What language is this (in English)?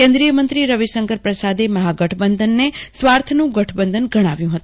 Gujarati